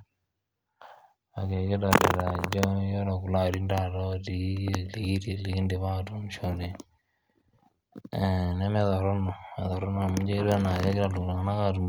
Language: Masai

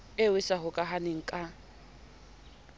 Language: Southern Sotho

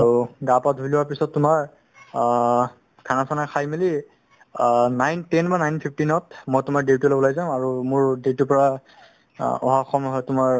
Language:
Assamese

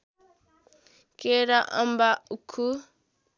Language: Nepali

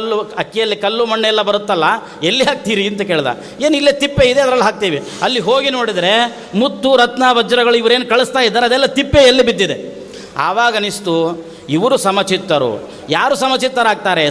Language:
Kannada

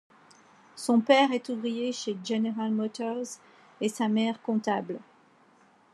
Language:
French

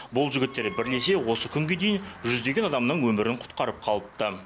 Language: Kazakh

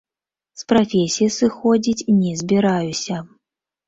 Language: Belarusian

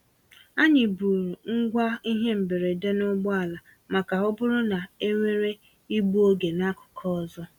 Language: Igbo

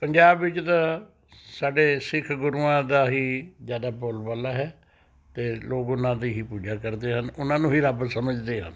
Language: Punjabi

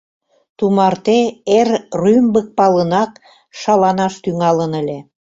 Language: Mari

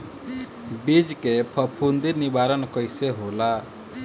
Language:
Bhojpuri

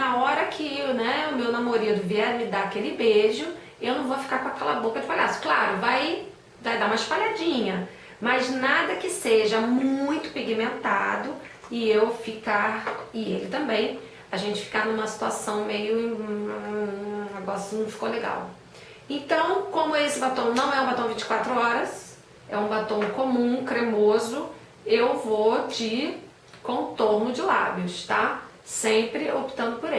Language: Portuguese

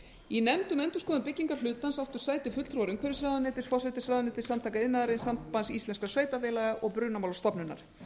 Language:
Icelandic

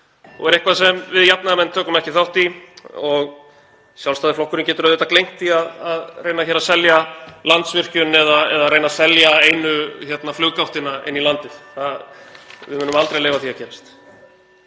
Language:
Icelandic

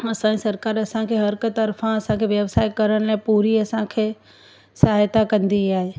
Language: Sindhi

